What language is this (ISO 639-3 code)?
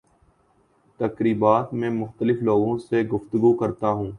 urd